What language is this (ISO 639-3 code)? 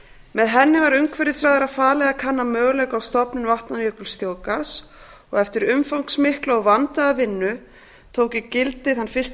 isl